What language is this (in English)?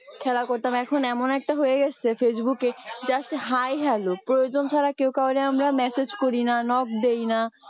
Bangla